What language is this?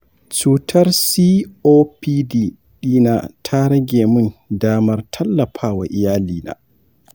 Hausa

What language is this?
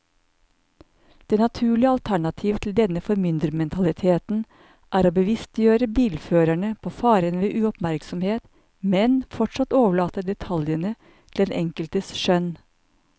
Norwegian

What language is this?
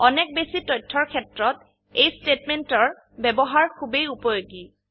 Assamese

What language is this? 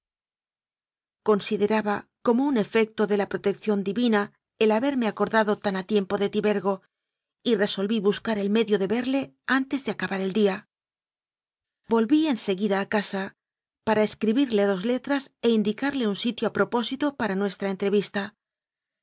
Spanish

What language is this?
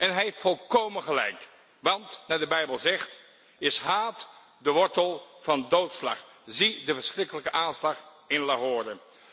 Dutch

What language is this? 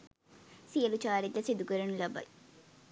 Sinhala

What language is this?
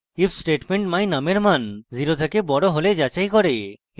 Bangla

